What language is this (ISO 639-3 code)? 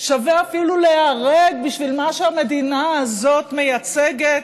heb